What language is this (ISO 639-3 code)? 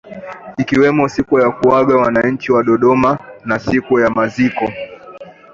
swa